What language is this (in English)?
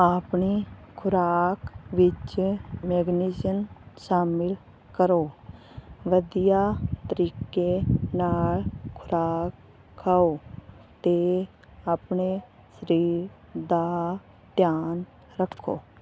Punjabi